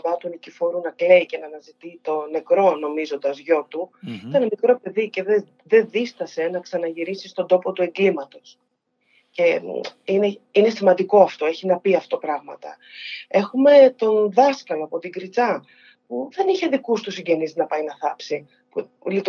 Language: Greek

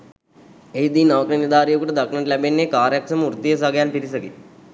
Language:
Sinhala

